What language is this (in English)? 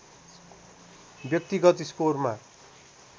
Nepali